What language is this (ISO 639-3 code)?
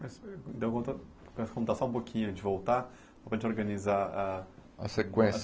por